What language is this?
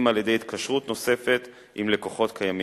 Hebrew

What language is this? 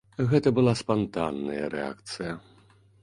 Belarusian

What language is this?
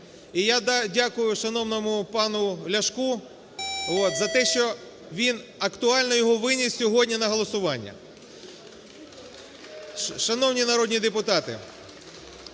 Ukrainian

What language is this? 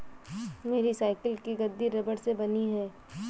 Hindi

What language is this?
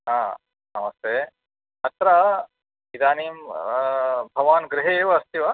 Sanskrit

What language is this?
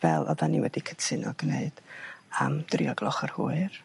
Welsh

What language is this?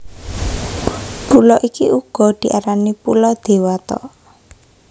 Javanese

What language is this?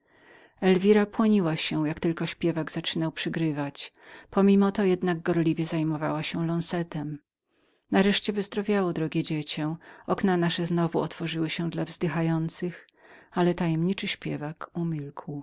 Polish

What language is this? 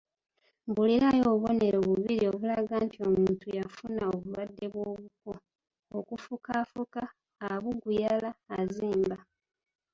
Ganda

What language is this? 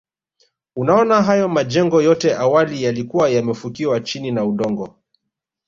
Swahili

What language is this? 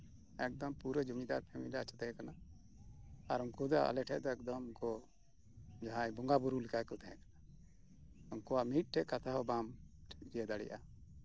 Santali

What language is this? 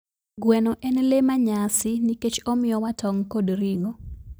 Luo (Kenya and Tanzania)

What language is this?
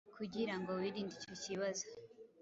Kinyarwanda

